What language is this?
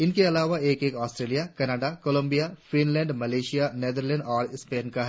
Hindi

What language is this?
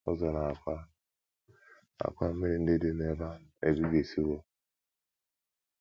Igbo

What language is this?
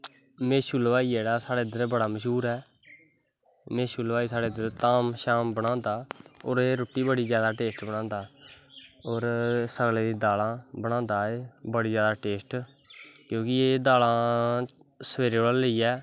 Dogri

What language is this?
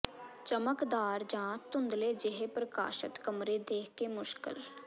Punjabi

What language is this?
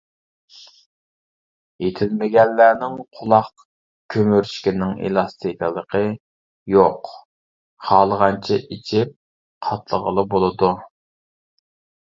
Uyghur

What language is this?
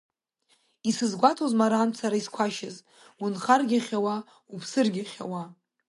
Abkhazian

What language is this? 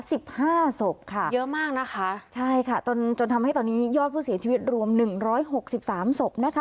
Thai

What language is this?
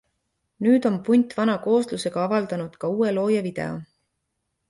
Estonian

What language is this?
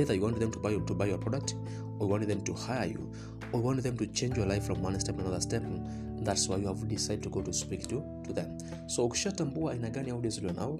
Swahili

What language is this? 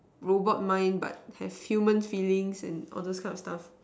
English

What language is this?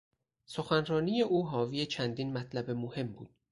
Persian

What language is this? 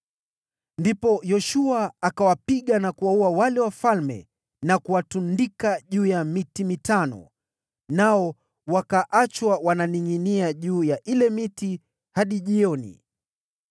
Swahili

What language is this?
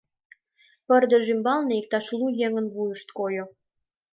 Mari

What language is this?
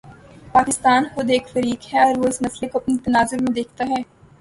Urdu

